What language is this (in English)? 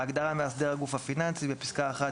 Hebrew